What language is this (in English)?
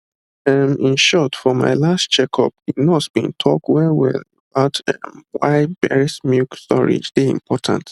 Nigerian Pidgin